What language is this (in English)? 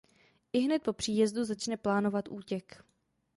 Czech